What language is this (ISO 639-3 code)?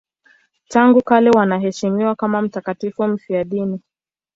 swa